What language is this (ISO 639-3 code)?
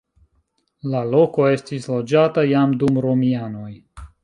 epo